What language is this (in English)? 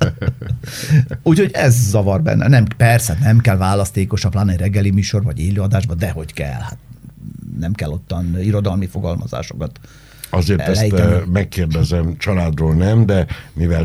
Hungarian